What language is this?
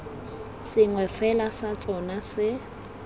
Tswana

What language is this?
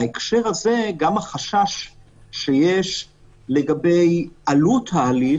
Hebrew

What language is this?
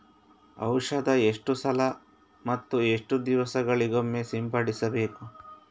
Kannada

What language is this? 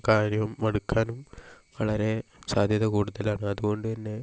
Malayalam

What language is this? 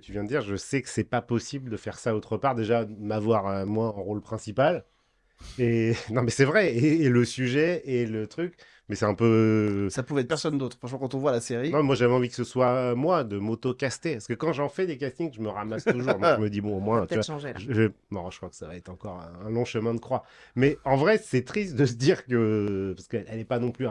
French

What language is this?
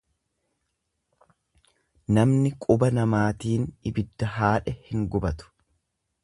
Oromo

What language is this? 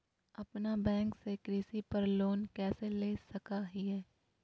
Magahi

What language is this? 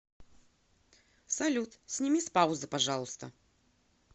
Russian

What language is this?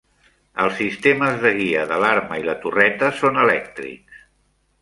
Catalan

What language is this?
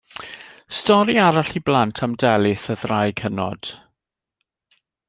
Welsh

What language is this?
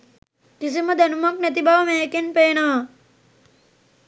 Sinhala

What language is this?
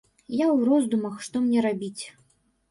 Belarusian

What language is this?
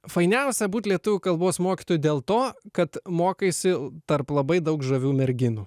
Lithuanian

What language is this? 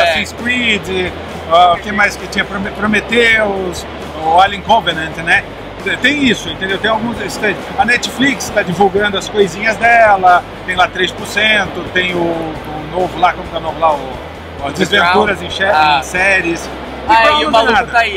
Portuguese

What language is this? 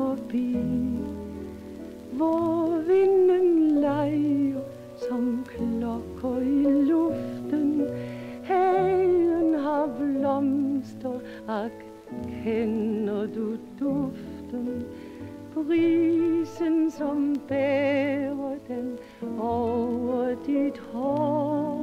Norwegian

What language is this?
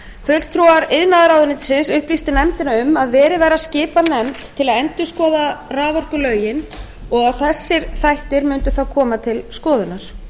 Icelandic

